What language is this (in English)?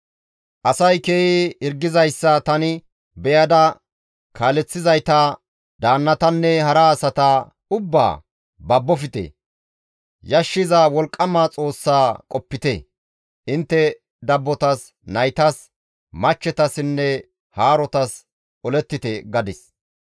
Gamo